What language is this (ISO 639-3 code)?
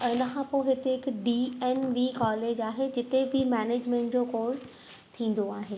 snd